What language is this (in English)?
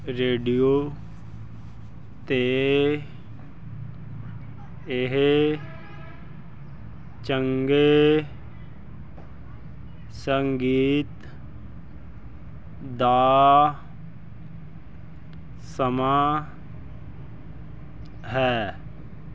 Punjabi